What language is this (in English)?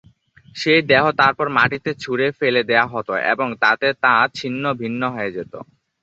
Bangla